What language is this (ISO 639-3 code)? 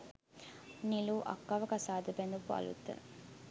sin